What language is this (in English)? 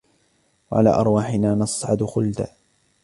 Arabic